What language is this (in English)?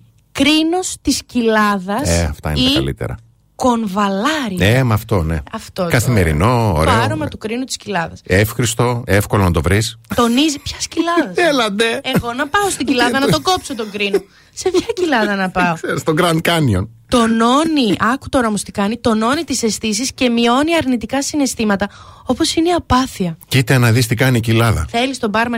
Greek